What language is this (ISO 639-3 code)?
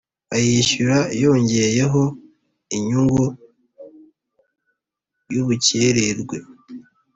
kin